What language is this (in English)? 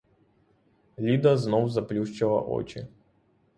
Ukrainian